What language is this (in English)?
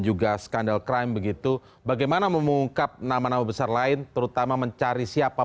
Indonesian